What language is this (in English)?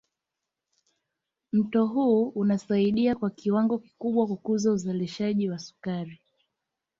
Swahili